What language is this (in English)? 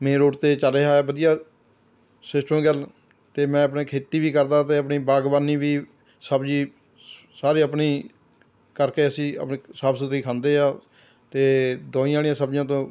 Punjabi